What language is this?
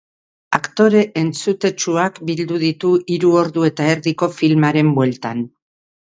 Basque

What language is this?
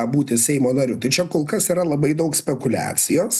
Lithuanian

